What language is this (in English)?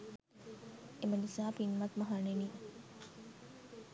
Sinhala